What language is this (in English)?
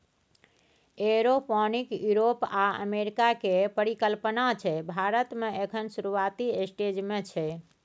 Maithili